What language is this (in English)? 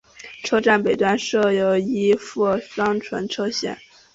Chinese